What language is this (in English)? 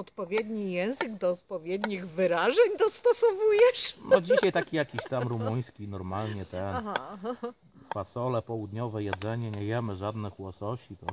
Polish